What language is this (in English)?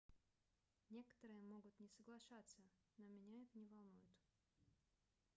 Russian